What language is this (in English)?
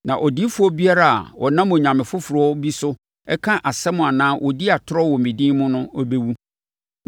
Akan